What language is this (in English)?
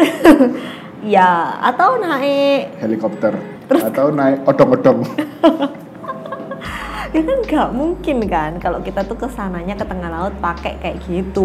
Indonesian